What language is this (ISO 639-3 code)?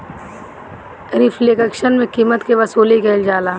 bho